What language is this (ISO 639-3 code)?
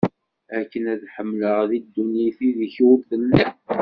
kab